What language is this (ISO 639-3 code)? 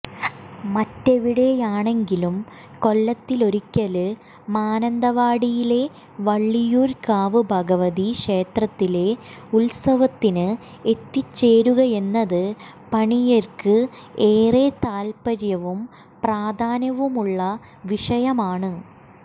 mal